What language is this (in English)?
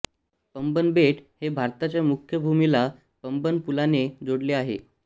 Marathi